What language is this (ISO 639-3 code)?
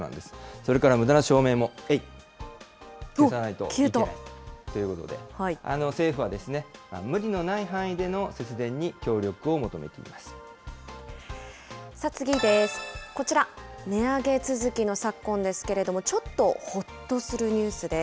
jpn